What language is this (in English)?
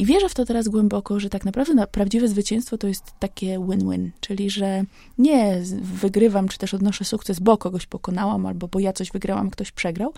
Polish